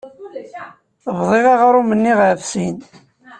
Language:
Kabyle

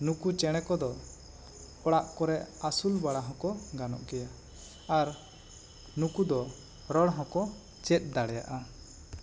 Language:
Santali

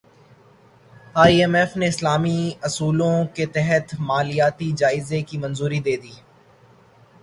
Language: Urdu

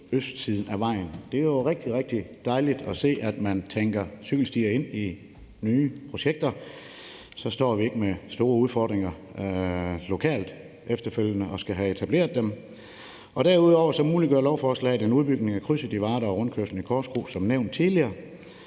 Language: Danish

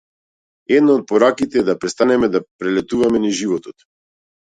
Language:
Macedonian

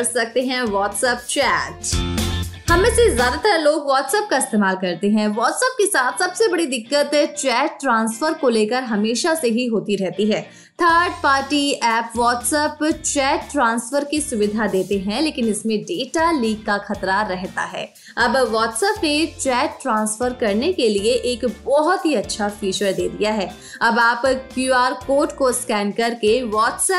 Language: Hindi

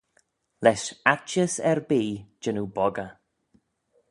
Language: Manx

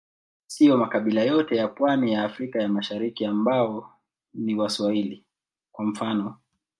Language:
Swahili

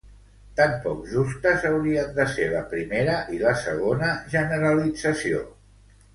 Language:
Catalan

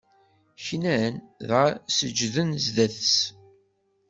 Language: Kabyle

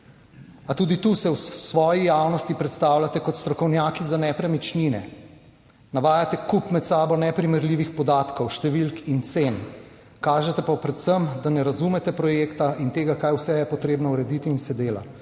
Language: Slovenian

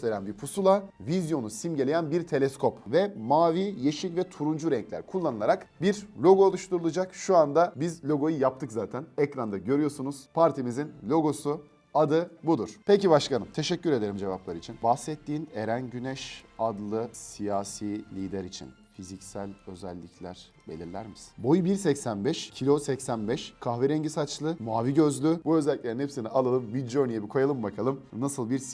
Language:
Turkish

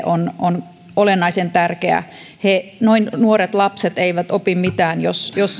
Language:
Finnish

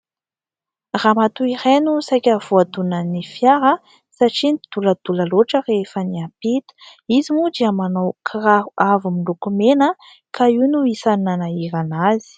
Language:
Malagasy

